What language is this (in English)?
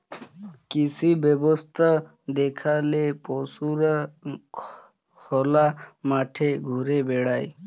Bangla